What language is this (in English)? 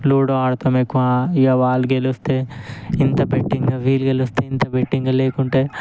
Telugu